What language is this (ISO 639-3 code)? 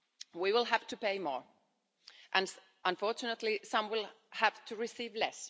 eng